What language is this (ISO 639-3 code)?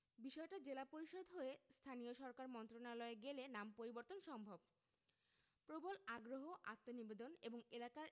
ben